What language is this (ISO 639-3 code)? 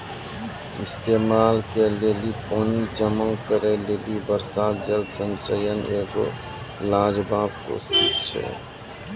mai